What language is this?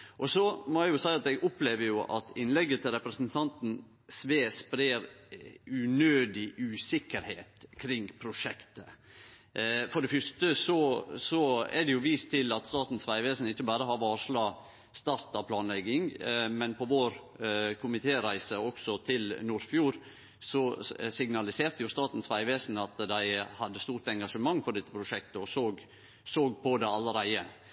Norwegian Nynorsk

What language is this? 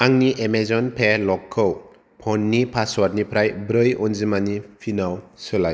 Bodo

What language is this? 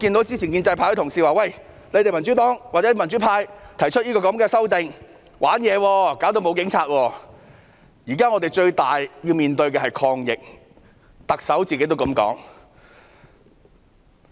Cantonese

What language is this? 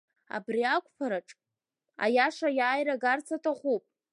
Abkhazian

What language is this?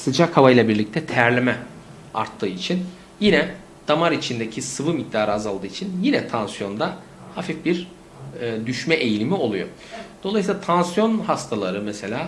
Turkish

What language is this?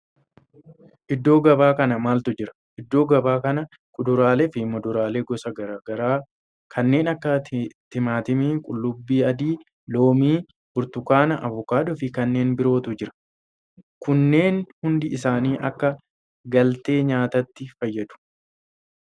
Oromo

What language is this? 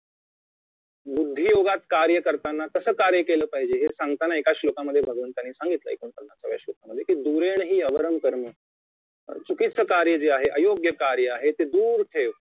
Marathi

